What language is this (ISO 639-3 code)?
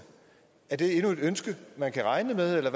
dan